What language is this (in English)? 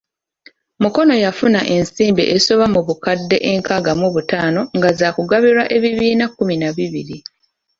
Ganda